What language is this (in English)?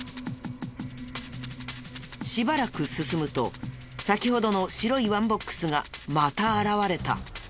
Japanese